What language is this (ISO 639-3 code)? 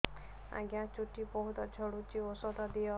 ori